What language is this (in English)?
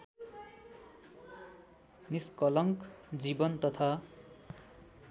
Nepali